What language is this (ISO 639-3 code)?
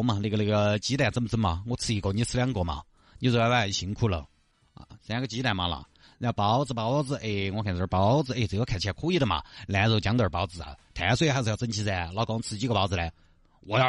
zho